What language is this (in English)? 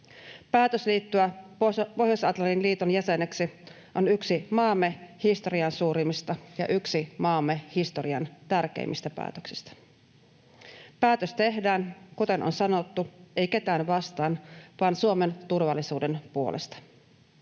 Finnish